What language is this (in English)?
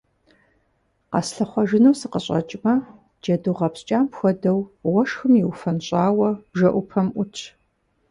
Kabardian